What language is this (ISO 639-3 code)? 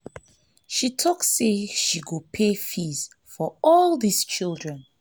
pcm